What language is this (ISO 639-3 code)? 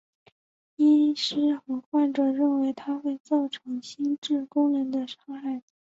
zho